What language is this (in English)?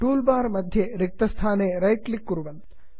Sanskrit